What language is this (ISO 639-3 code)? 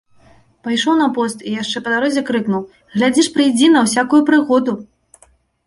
bel